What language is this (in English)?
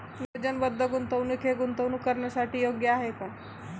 Marathi